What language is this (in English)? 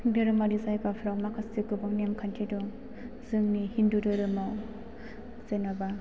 Bodo